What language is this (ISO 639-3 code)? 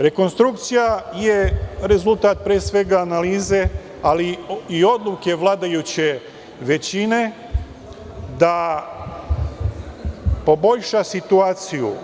srp